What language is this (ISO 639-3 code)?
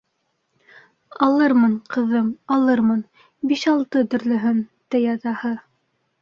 bak